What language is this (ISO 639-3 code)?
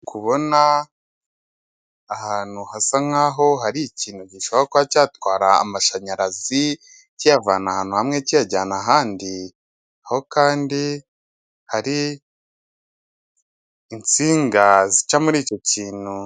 kin